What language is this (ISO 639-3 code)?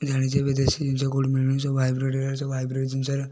ori